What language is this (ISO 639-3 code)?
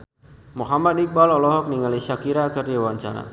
sun